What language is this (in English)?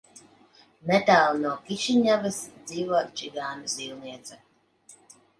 Latvian